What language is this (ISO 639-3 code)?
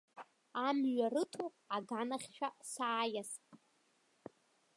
abk